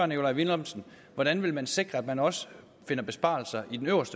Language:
Danish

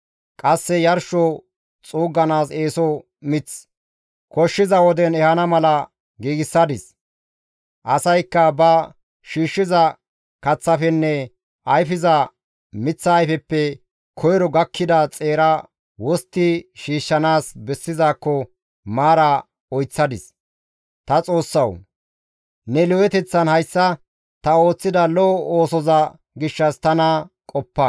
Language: Gamo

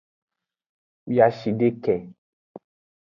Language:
Aja (Benin)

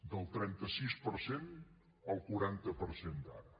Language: Catalan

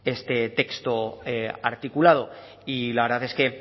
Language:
Spanish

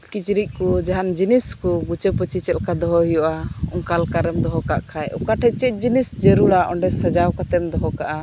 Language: Santali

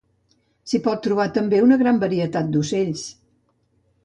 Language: Catalan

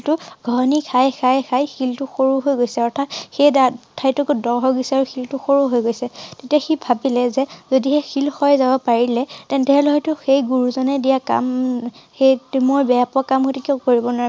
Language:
Assamese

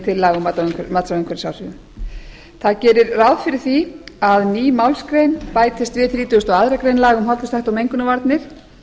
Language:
Icelandic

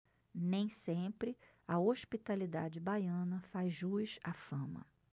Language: Portuguese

